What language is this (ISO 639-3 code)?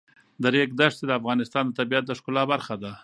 pus